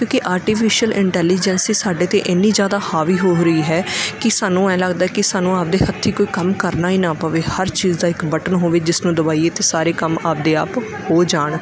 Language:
Punjabi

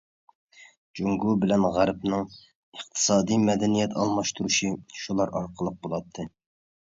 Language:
Uyghur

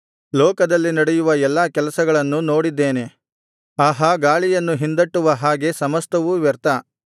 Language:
Kannada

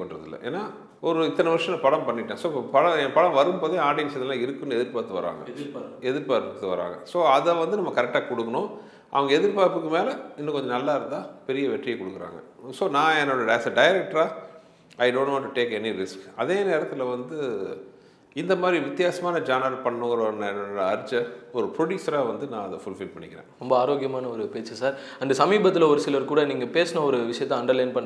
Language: Tamil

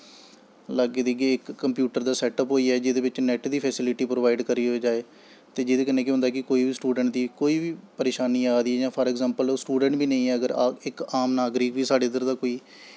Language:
Dogri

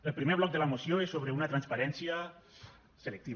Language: Catalan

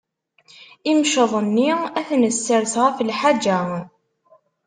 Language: Kabyle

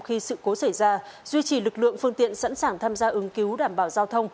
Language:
Vietnamese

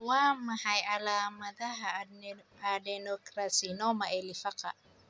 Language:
Somali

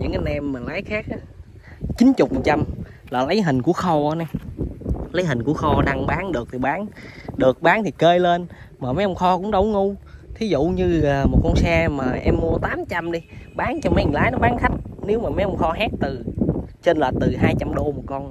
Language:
Vietnamese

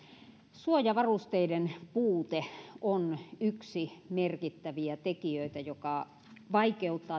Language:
Finnish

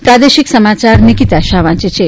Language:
Gujarati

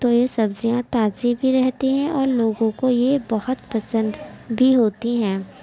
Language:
Urdu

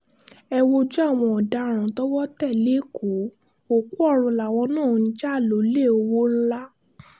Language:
Yoruba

